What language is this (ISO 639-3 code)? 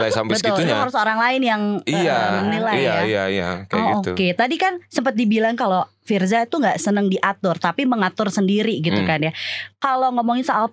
ind